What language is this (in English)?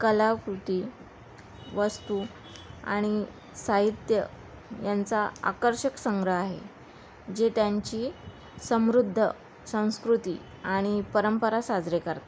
Marathi